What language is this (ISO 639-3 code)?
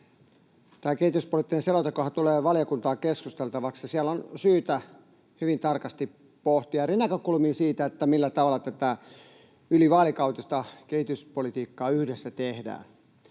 fin